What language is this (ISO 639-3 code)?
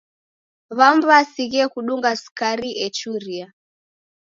dav